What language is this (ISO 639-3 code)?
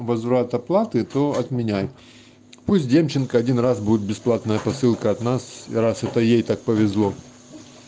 rus